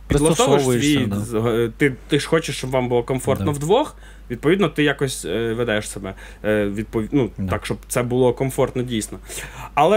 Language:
Ukrainian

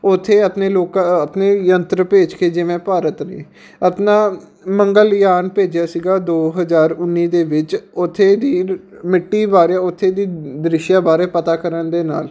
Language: Punjabi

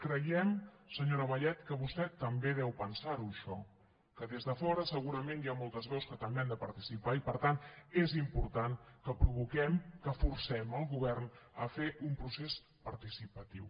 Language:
Catalan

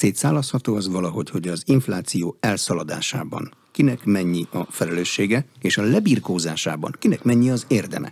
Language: Hungarian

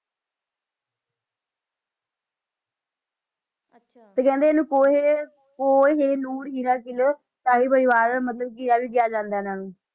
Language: Punjabi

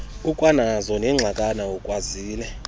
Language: Xhosa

